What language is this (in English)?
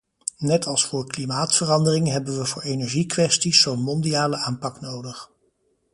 Dutch